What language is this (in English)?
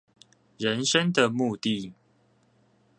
Chinese